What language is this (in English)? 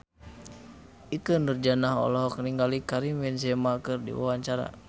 Sundanese